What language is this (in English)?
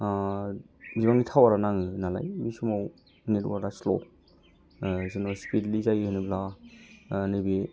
Bodo